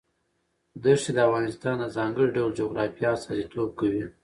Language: Pashto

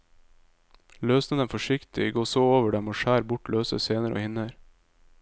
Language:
Norwegian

